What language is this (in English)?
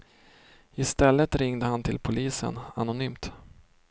Swedish